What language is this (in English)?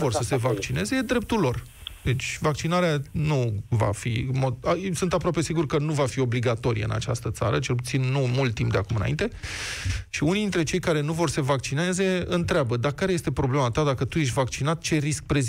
Romanian